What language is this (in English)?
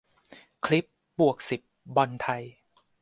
Thai